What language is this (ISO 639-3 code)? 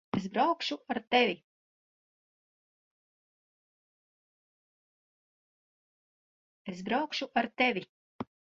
lav